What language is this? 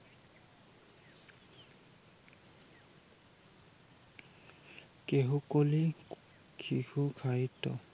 Assamese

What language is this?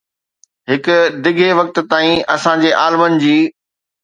Sindhi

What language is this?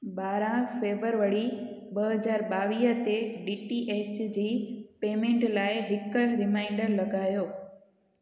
Sindhi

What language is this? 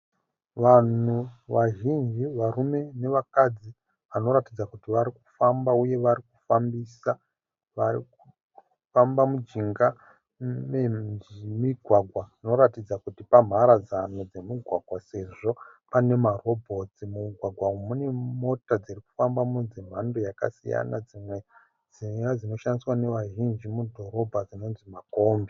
Shona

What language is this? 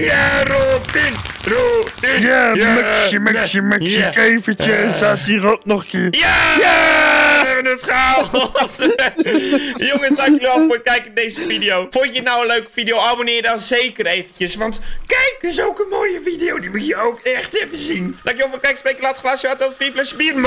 Dutch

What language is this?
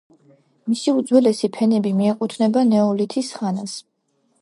Georgian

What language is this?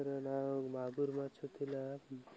Odia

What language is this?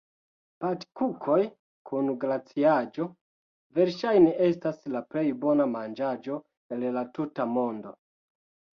Esperanto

